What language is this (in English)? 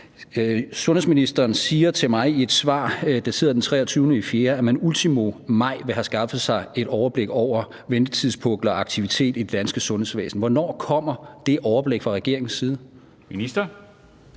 Danish